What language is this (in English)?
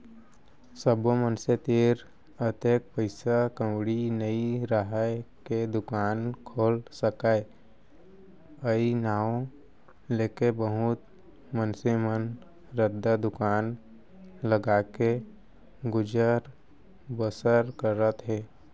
Chhattisgarhi